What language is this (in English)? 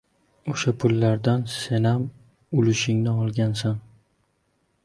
Uzbek